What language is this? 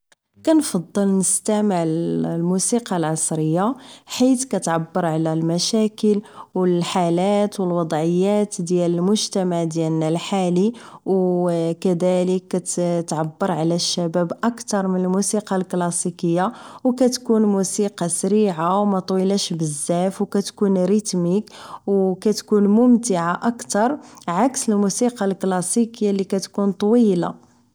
Moroccan Arabic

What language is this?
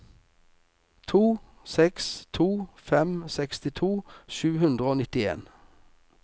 Norwegian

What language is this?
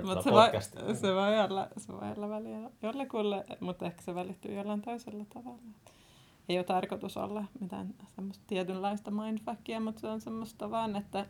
Finnish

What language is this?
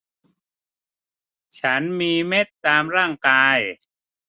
Thai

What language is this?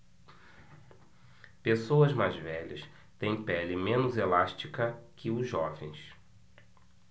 Portuguese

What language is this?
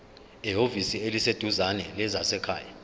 Zulu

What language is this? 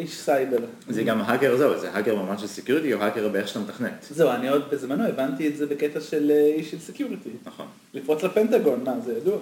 Hebrew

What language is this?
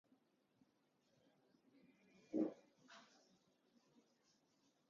Armenian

